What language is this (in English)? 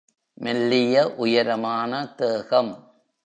Tamil